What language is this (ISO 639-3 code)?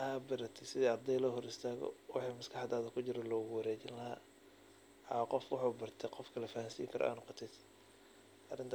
som